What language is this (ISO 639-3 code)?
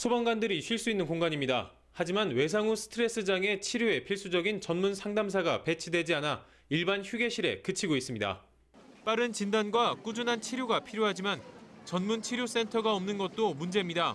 kor